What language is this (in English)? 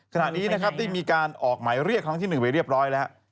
Thai